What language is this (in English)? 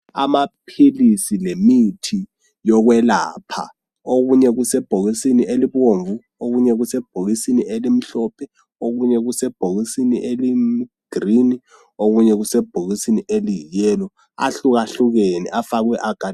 North Ndebele